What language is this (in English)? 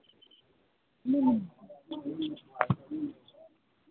Maithili